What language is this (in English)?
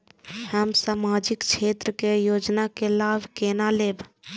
Maithili